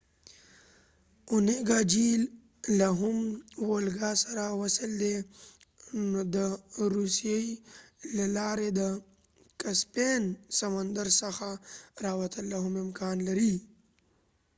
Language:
Pashto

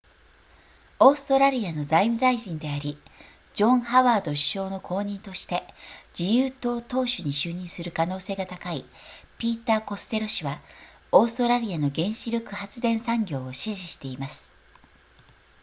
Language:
Japanese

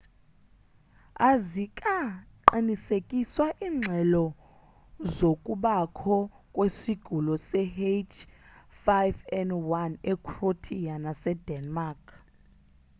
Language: Xhosa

